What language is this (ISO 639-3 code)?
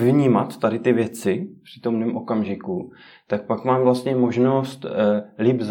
ces